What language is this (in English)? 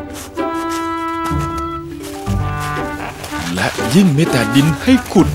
Thai